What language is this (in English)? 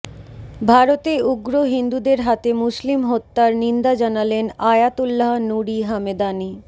Bangla